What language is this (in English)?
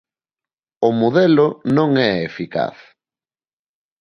Galician